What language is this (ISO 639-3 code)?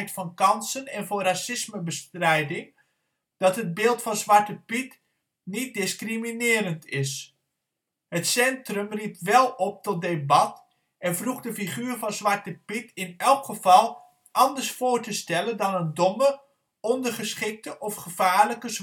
nld